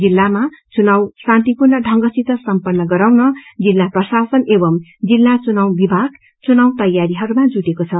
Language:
Nepali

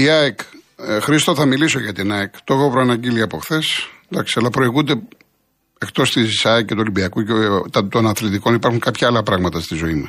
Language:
Greek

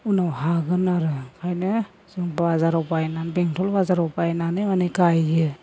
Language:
Bodo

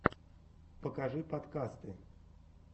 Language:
Russian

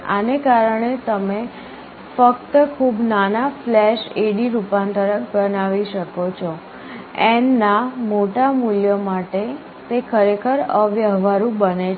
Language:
Gujarati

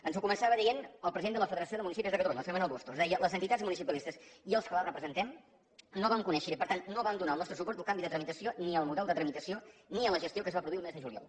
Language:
Catalan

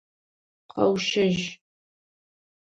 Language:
Adyghe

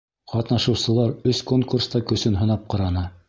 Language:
Bashkir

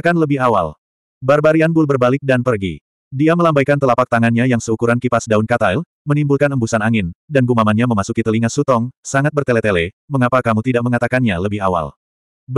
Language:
Indonesian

